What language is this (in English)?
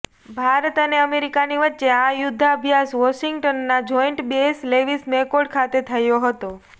Gujarati